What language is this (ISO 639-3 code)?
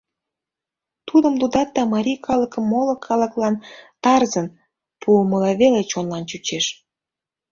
chm